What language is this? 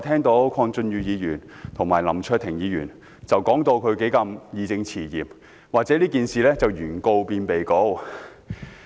Cantonese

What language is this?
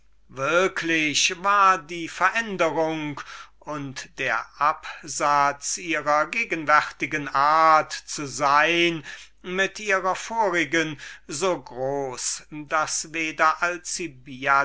German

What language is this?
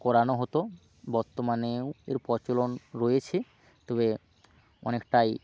Bangla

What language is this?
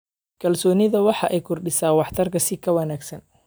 Somali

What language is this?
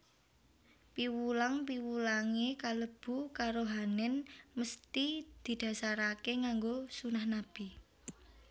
Javanese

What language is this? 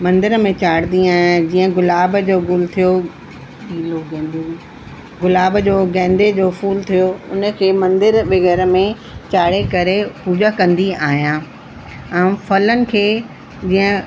Sindhi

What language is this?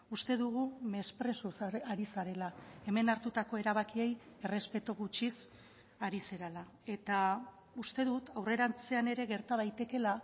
Basque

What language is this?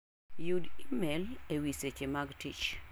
Luo (Kenya and Tanzania)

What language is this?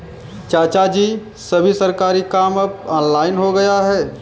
Hindi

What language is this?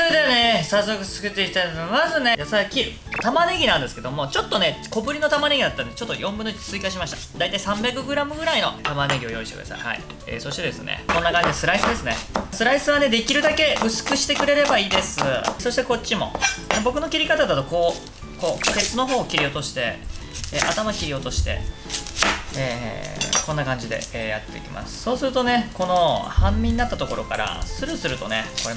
Japanese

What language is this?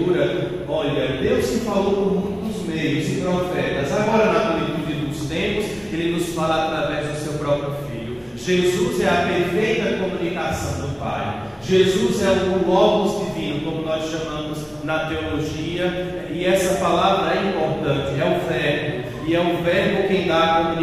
Portuguese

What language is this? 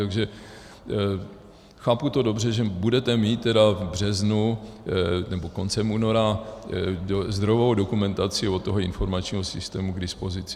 Czech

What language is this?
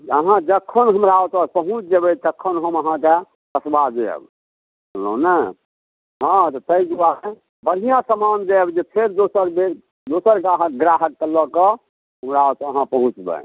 Maithili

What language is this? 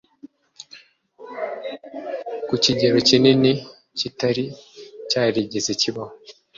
Kinyarwanda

